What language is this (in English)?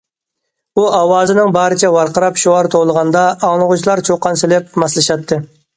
Uyghur